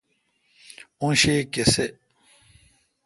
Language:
Kalkoti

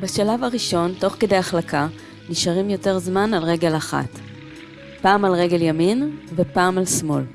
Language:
Hebrew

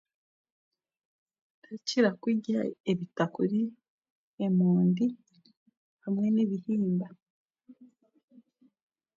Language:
Chiga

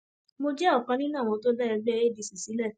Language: Yoruba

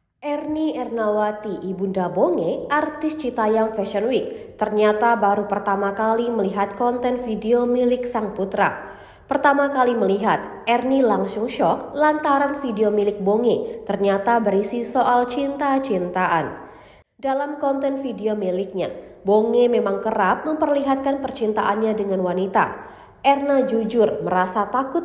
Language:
Indonesian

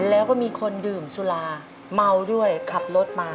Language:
Thai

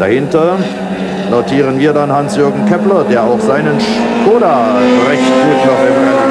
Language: German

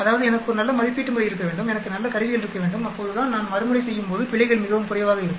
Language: Tamil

